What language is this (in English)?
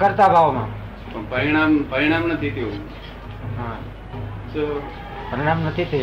Gujarati